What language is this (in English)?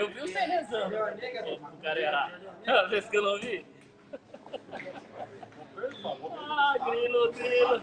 Portuguese